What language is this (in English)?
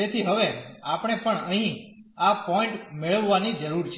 Gujarati